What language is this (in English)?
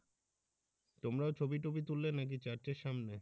Bangla